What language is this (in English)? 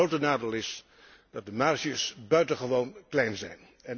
Dutch